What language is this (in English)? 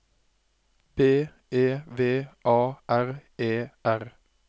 Norwegian